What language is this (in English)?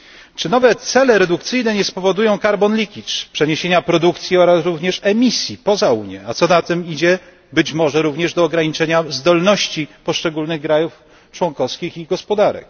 Polish